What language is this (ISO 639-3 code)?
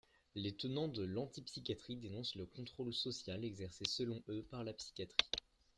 fra